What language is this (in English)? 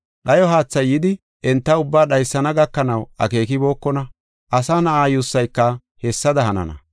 Gofa